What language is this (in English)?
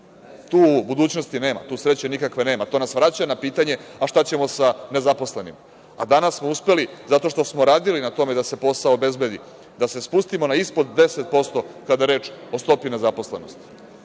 Serbian